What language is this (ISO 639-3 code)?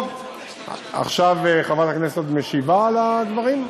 heb